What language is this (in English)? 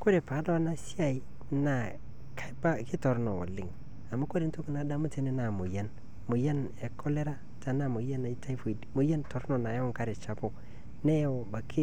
Masai